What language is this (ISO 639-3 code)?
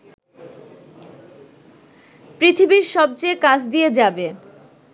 ben